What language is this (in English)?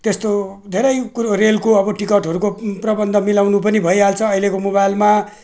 Nepali